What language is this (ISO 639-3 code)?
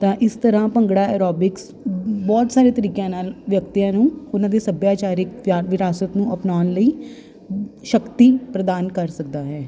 pan